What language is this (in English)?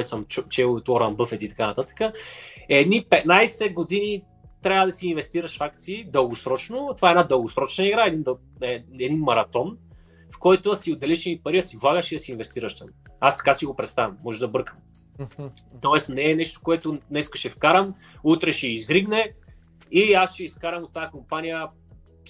Bulgarian